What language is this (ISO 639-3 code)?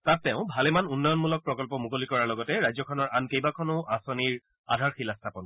asm